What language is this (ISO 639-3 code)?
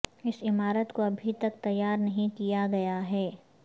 urd